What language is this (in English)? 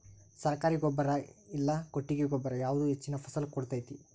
Kannada